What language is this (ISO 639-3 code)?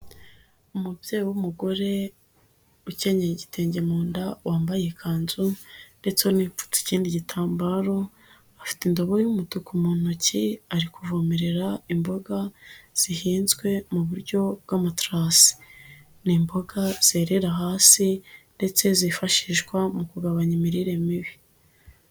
kin